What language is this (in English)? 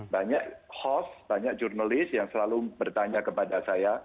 Indonesian